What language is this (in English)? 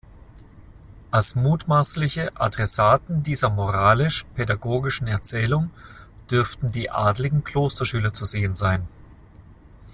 German